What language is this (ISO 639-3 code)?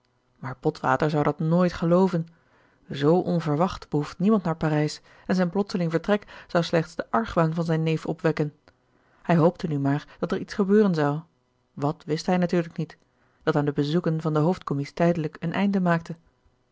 nld